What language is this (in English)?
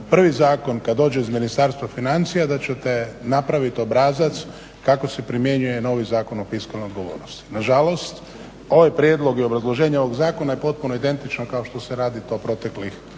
Croatian